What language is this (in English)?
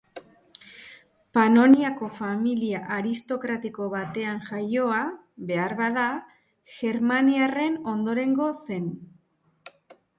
Basque